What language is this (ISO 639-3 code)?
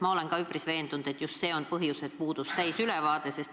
est